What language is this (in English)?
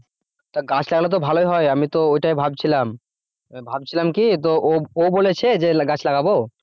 Bangla